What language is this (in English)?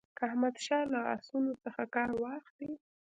Pashto